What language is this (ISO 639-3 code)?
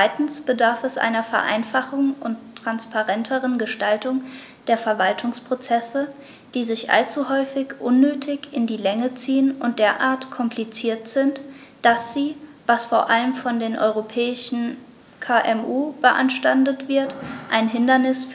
deu